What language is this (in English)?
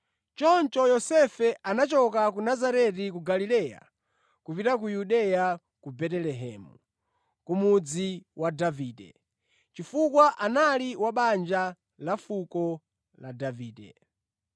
Nyanja